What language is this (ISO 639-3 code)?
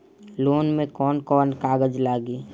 bho